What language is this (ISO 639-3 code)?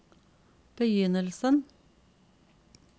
nor